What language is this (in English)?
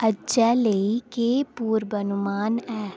Dogri